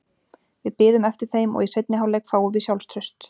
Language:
Icelandic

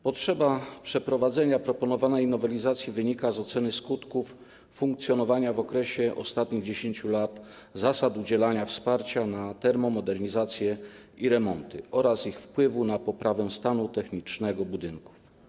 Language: Polish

